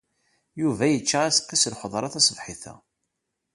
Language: Kabyle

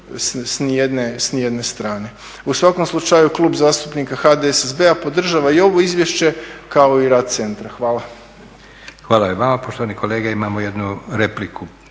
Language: Croatian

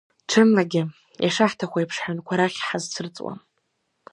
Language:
Abkhazian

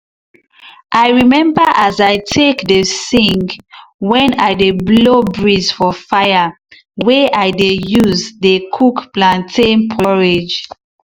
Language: Nigerian Pidgin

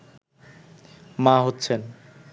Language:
Bangla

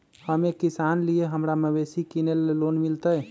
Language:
Magahi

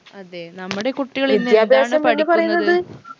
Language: Malayalam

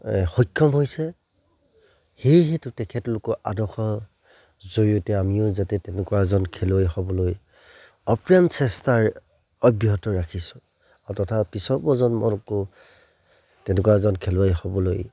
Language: Assamese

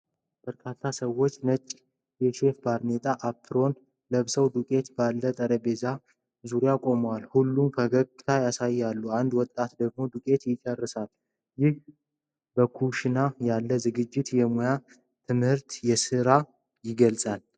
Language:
Amharic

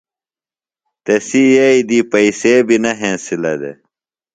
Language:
Phalura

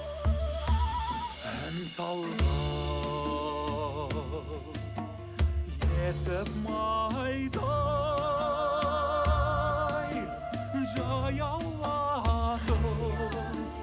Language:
Kazakh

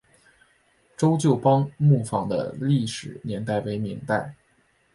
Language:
Chinese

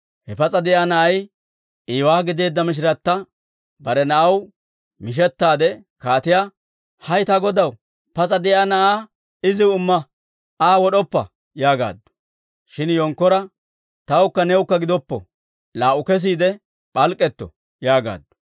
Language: Dawro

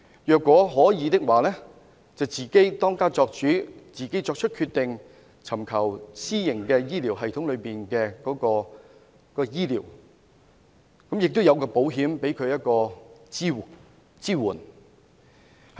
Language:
Cantonese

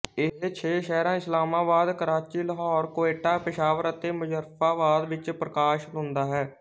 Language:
Punjabi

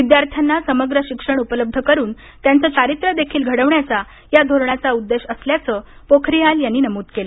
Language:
Marathi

